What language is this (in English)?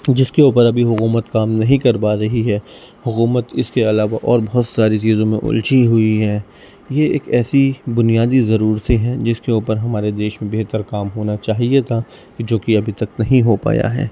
Urdu